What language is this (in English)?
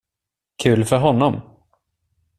Swedish